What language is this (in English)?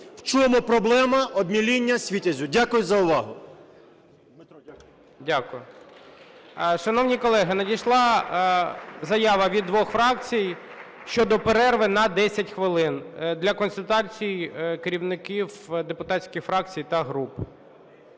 Ukrainian